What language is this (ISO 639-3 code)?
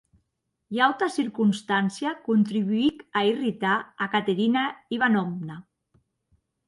oci